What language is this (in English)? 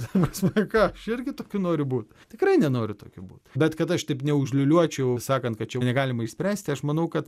Lithuanian